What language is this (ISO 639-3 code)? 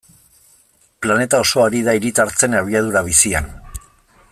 eus